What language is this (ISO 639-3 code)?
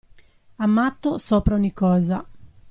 ita